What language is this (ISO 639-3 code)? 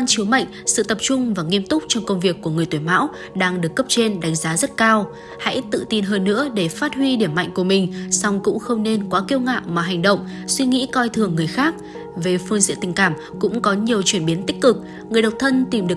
vie